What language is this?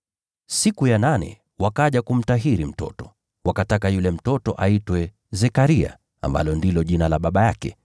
Swahili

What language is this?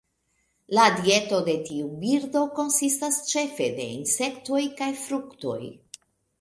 Esperanto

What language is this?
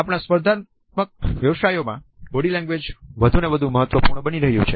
Gujarati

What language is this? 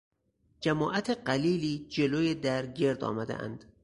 Persian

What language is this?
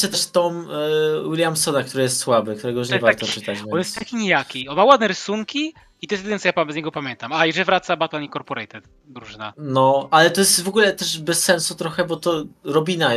Polish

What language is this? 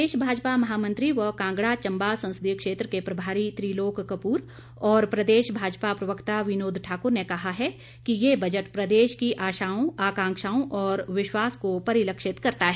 Hindi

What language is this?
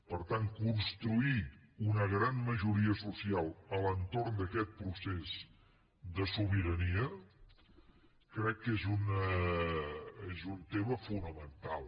Catalan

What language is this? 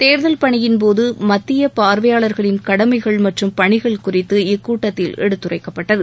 Tamil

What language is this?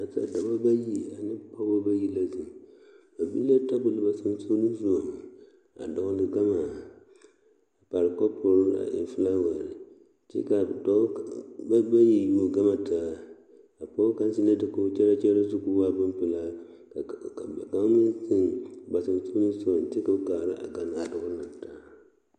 Southern Dagaare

